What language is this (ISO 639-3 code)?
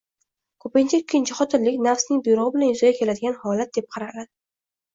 uzb